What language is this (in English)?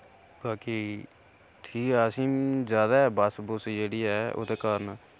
Dogri